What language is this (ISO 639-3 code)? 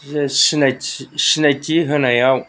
brx